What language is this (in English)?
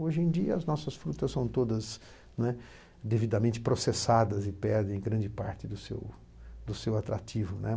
Portuguese